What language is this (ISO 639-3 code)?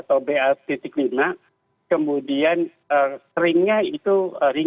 ind